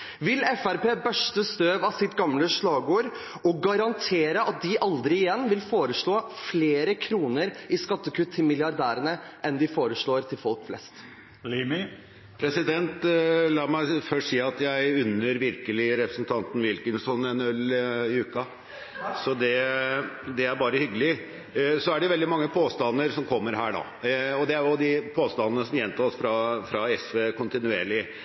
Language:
Norwegian Bokmål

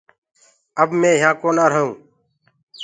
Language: Gurgula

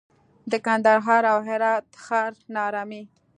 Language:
Pashto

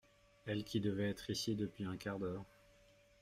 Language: French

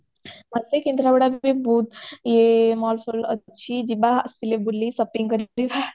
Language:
Odia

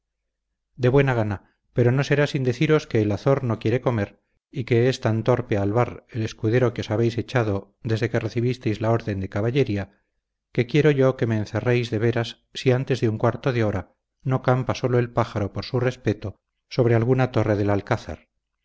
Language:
Spanish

